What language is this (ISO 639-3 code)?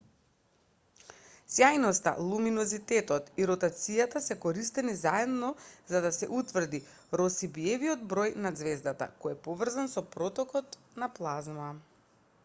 mkd